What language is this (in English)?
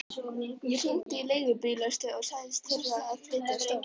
Icelandic